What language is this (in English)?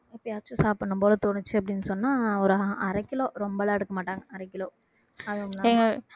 Tamil